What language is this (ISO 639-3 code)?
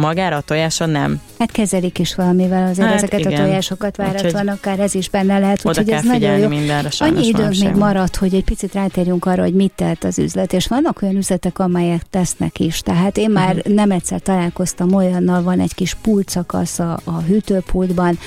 hun